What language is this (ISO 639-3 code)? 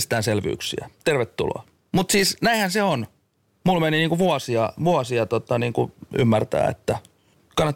fin